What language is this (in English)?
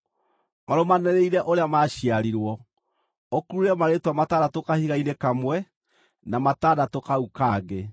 Kikuyu